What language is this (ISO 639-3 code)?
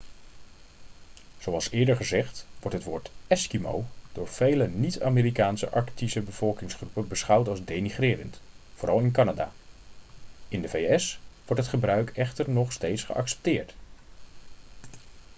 nld